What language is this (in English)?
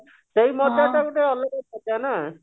Odia